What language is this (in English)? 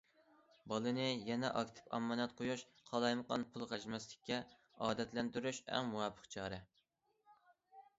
Uyghur